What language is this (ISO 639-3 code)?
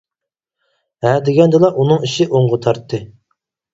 uig